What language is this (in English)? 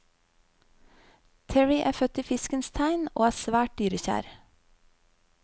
Norwegian